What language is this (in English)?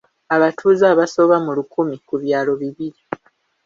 Ganda